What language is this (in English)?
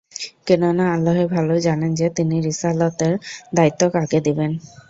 Bangla